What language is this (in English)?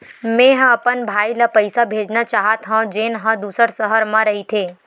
Chhattisgarhi